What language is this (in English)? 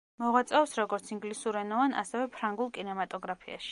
Georgian